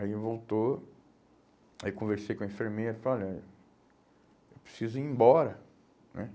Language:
Portuguese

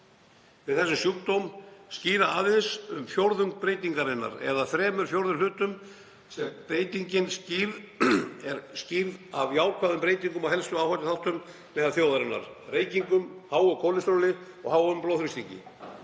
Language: Icelandic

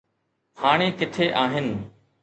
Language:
Sindhi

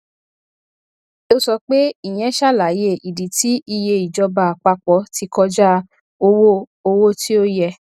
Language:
Yoruba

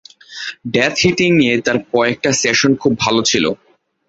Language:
Bangla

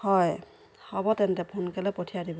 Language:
Assamese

